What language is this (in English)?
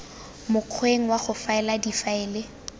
Tswana